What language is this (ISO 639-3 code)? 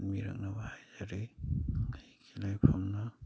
mni